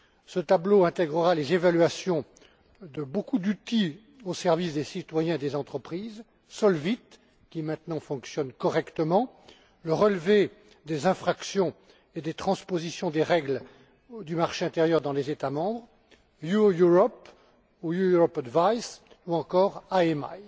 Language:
French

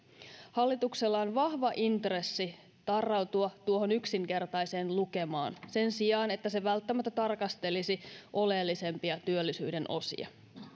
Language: Finnish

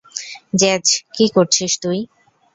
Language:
Bangla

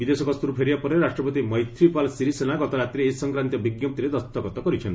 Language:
Odia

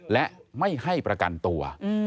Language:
Thai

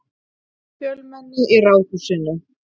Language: Icelandic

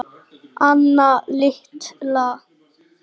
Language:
Icelandic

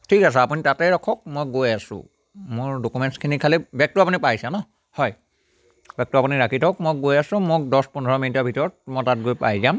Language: Assamese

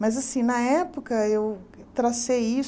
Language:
Portuguese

